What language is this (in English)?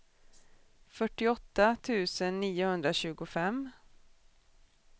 Swedish